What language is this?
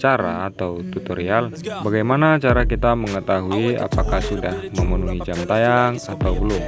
Indonesian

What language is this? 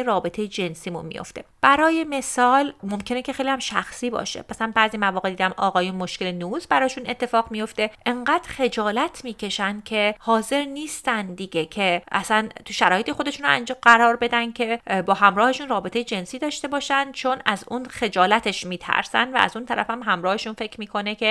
Persian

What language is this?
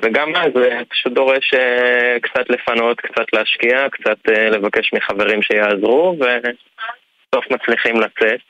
Hebrew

